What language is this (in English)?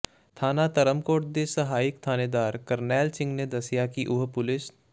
Punjabi